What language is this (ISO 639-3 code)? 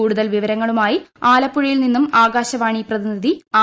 mal